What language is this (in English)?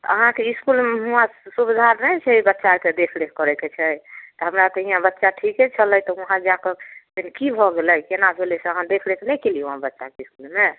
Maithili